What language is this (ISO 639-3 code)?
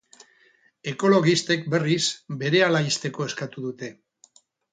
eus